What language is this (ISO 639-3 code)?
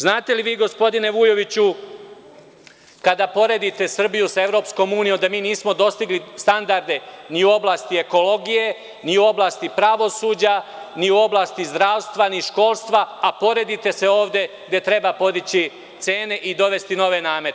srp